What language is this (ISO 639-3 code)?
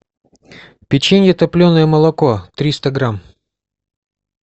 rus